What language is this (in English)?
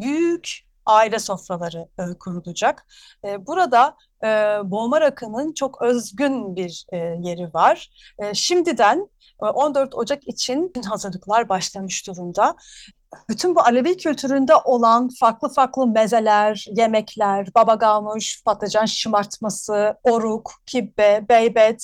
Turkish